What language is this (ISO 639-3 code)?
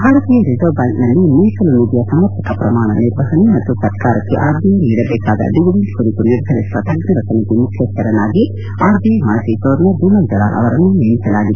kan